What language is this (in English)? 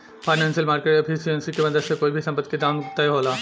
Bhojpuri